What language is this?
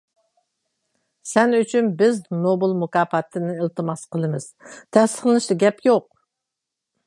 Uyghur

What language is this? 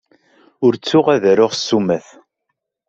Kabyle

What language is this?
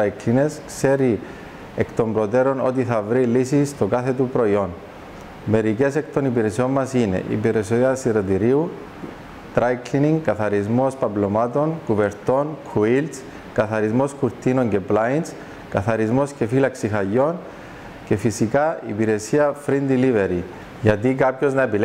Greek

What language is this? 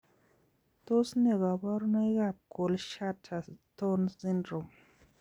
Kalenjin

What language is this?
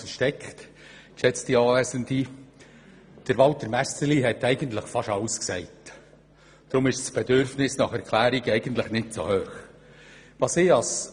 Swiss German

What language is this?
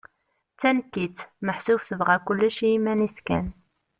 Kabyle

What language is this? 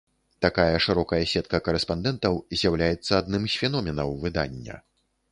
Belarusian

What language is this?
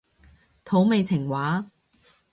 Cantonese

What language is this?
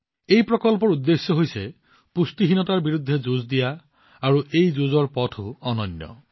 Assamese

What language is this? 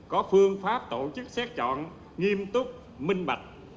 Vietnamese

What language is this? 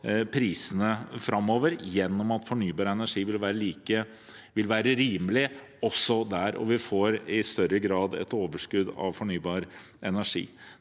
Norwegian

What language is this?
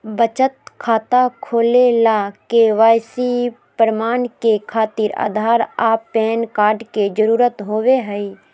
Magahi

